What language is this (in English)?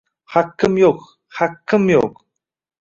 Uzbek